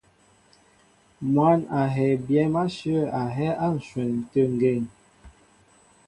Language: Mbo (Cameroon)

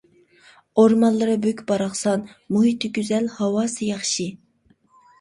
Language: Uyghur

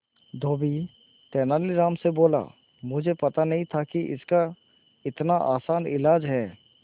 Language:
Hindi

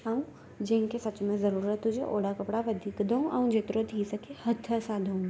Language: Sindhi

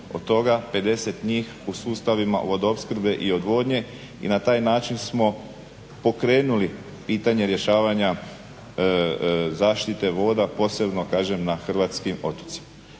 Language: Croatian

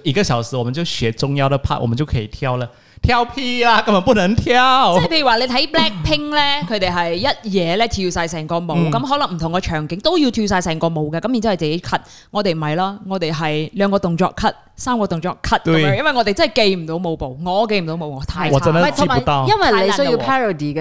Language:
Chinese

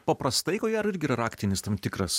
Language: Lithuanian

